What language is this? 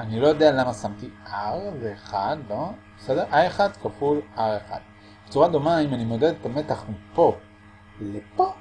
Hebrew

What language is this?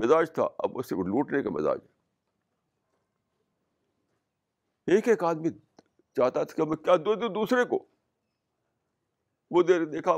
Urdu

